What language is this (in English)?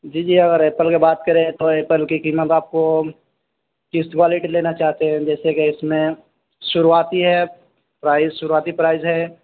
Urdu